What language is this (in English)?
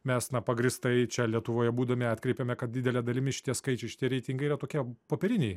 Lithuanian